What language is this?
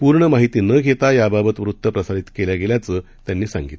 Marathi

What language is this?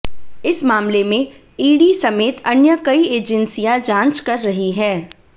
Hindi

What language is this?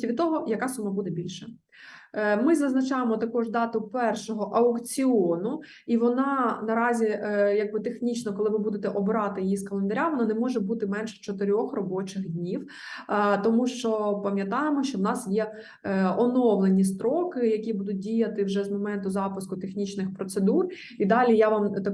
Ukrainian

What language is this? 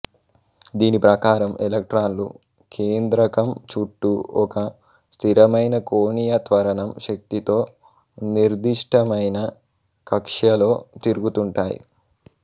Telugu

